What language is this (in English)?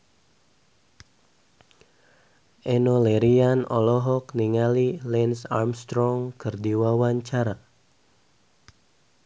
Sundanese